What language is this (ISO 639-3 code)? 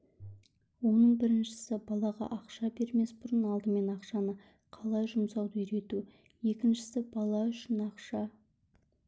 kaz